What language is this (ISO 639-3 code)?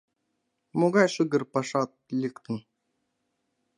chm